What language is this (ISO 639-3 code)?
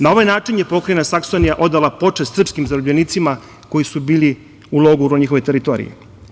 srp